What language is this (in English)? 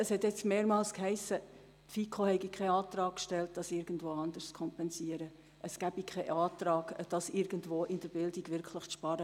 Swiss German